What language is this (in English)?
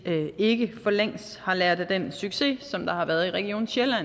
Danish